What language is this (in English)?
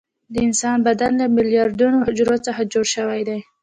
Pashto